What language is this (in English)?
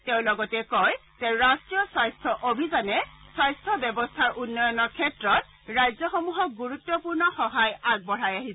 Assamese